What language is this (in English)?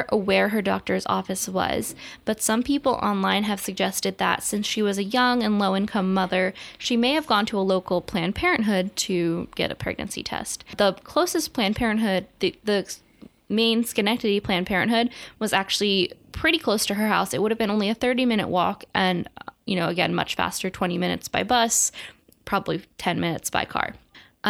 English